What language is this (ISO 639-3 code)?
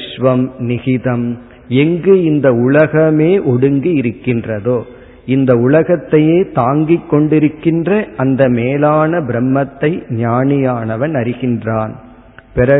tam